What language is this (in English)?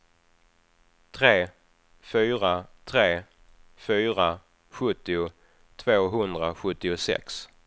Swedish